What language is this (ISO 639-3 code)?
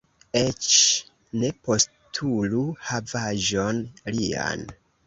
epo